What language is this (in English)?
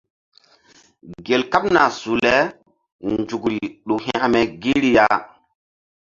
Mbum